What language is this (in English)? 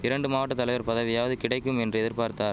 Tamil